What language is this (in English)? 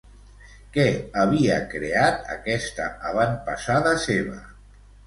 Catalan